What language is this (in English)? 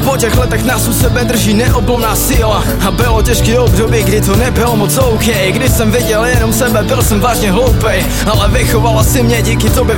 Czech